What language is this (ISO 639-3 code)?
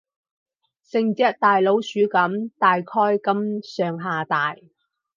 yue